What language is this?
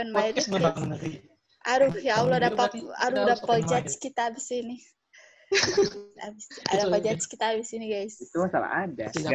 Indonesian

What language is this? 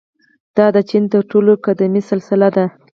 Pashto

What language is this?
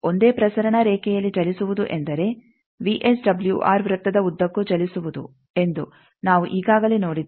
Kannada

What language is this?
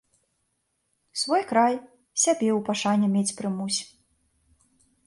Belarusian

